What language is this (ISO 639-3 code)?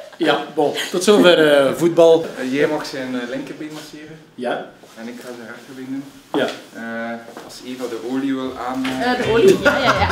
nld